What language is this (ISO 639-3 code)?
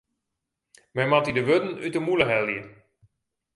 fry